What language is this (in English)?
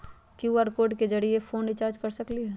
Magahi